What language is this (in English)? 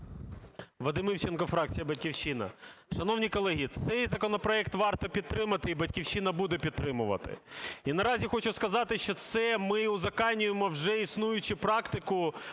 Ukrainian